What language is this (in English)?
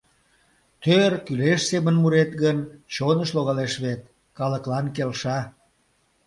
Mari